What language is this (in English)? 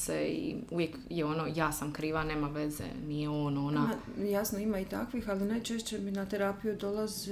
Croatian